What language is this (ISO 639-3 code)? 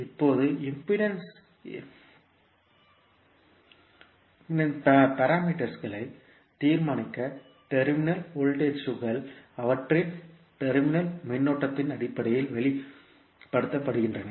tam